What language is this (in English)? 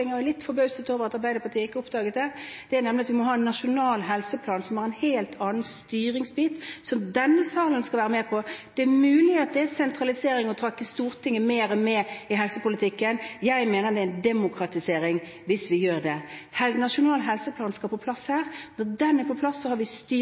Norwegian Bokmål